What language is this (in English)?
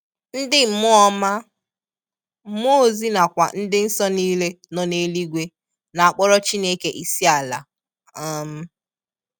Igbo